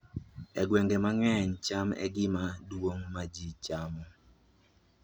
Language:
Luo (Kenya and Tanzania)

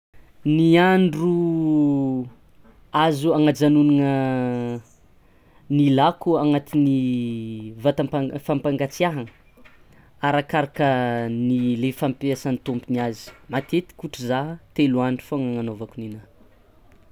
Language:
Tsimihety Malagasy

